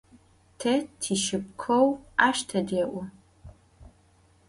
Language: Adyghe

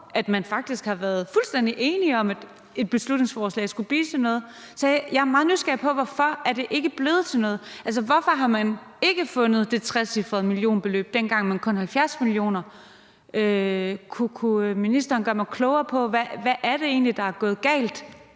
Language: Danish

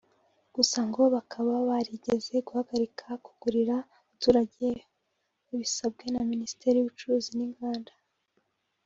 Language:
Kinyarwanda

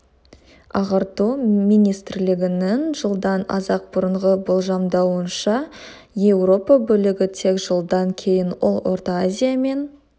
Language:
Kazakh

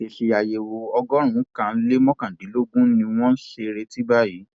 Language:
Yoruba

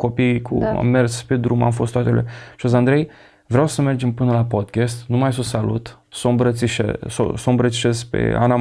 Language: Romanian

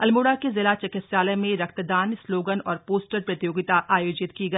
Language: Hindi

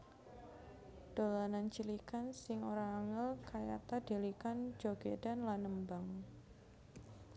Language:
Javanese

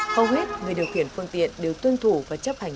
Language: Vietnamese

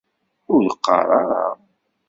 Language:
Kabyle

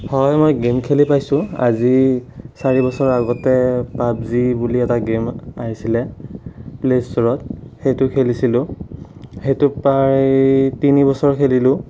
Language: Assamese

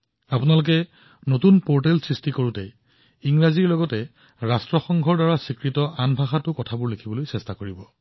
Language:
Assamese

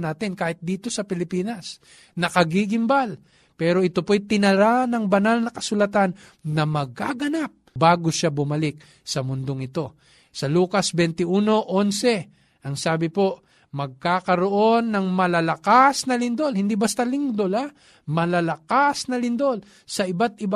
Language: Filipino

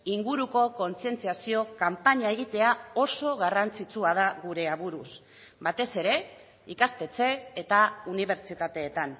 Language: Basque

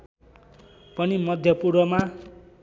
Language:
Nepali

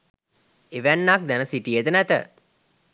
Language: Sinhala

